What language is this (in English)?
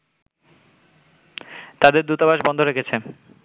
Bangla